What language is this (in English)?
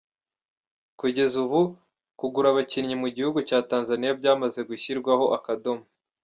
Kinyarwanda